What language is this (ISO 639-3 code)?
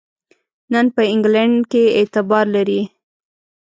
pus